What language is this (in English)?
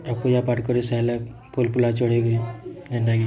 Odia